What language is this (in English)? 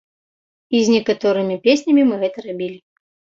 Belarusian